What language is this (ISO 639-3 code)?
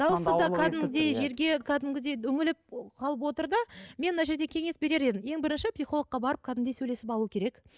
kaz